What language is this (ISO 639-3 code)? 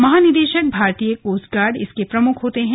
hin